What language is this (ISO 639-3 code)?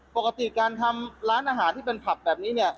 tha